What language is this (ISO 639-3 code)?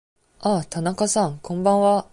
jpn